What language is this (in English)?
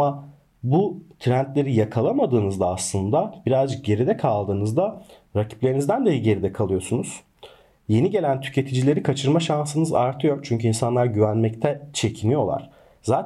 Turkish